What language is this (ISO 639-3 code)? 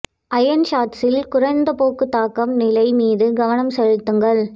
tam